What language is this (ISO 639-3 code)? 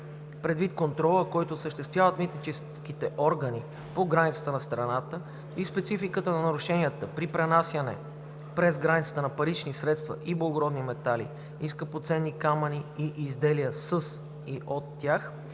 bul